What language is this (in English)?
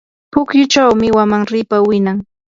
Yanahuanca Pasco Quechua